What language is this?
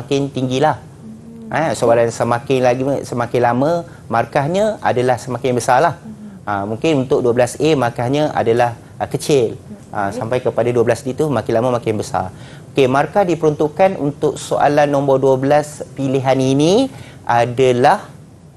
Malay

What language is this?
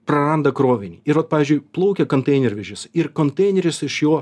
Lithuanian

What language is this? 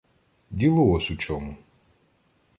Ukrainian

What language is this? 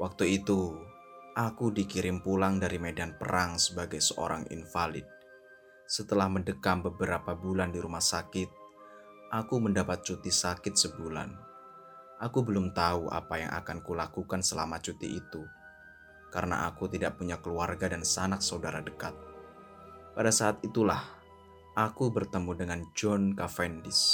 Indonesian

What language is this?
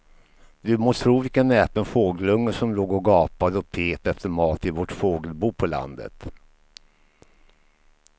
Swedish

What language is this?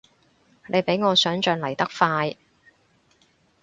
Cantonese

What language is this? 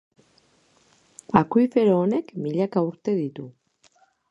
Basque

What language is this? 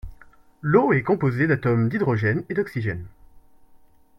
French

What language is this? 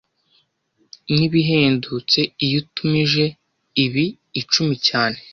Kinyarwanda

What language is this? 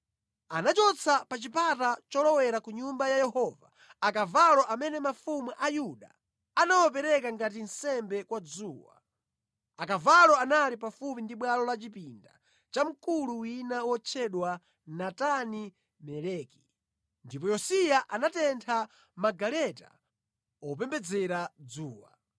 Nyanja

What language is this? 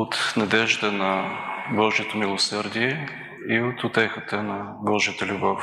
Bulgarian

